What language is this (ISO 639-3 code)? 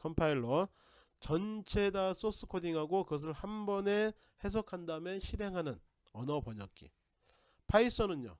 kor